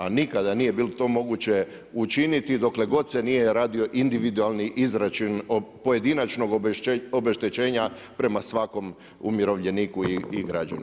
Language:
Croatian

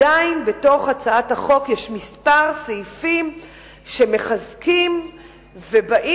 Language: Hebrew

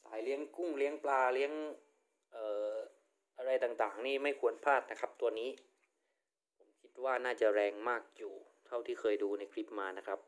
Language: Thai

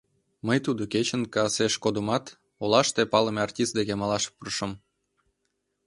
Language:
Mari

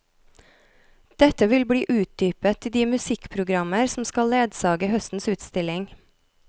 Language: Norwegian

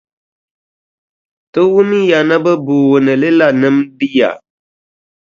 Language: Dagbani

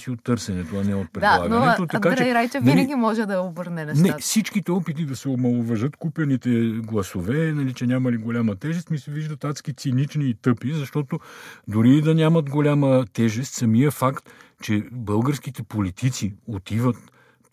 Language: Bulgarian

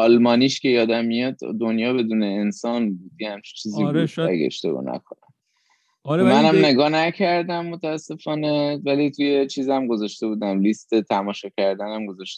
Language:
Persian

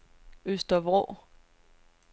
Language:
Danish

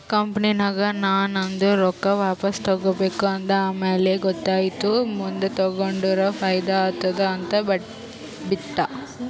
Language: Kannada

